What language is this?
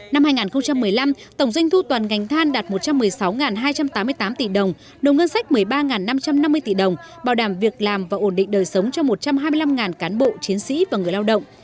Vietnamese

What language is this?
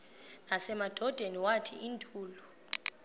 Xhosa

